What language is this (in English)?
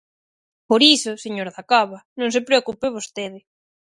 Galician